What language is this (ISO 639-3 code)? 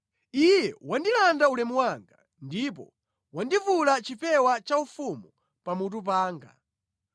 nya